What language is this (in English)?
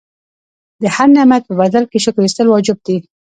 Pashto